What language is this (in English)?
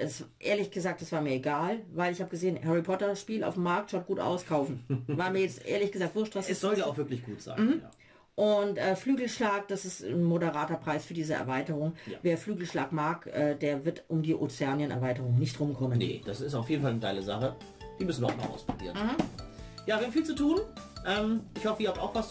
German